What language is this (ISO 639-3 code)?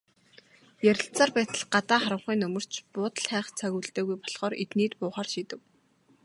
mon